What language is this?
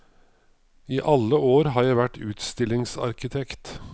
Norwegian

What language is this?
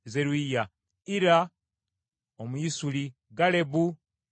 Ganda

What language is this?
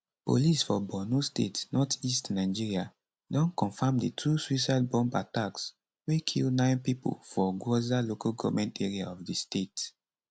Nigerian Pidgin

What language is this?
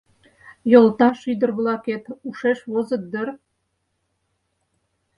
Mari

